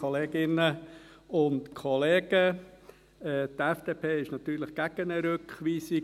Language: Swiss German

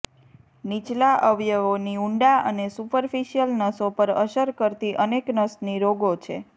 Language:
Gujarati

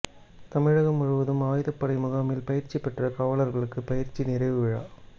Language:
Tamil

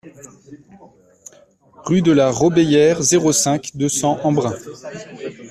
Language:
French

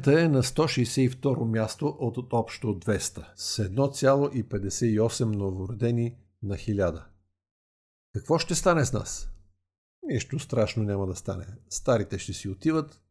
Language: Bulgarian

